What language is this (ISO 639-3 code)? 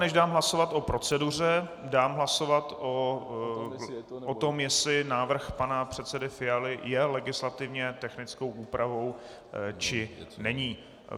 ces